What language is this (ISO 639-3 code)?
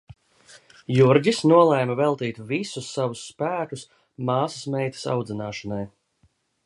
lav